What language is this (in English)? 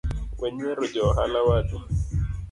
Luo (Kenya and Tanzania)